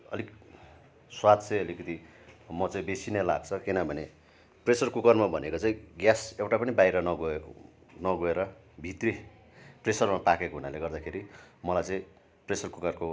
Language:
Nepali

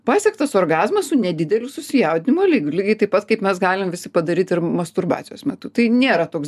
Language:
Lithuanian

